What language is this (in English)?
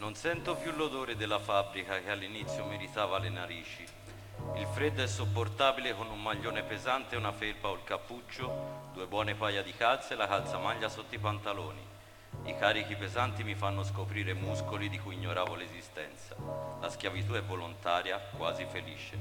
Italian